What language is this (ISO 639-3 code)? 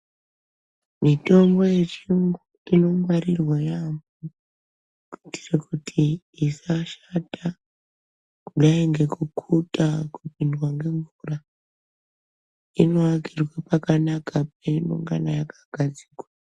ndc